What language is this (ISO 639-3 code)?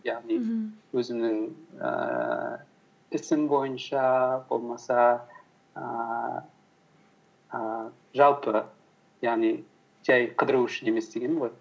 kaz